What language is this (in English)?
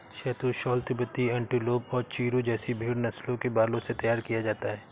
Hindi